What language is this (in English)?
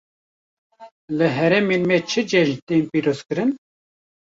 Kurdish